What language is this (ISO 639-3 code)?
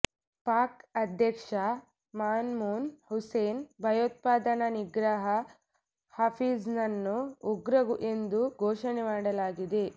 kan